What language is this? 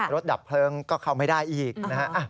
Thai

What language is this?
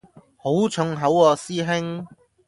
Cantonese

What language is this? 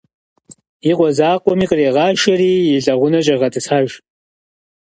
Kabardian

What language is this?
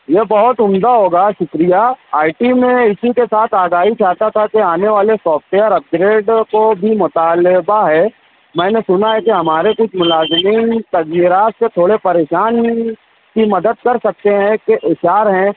Urdu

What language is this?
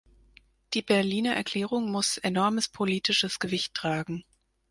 German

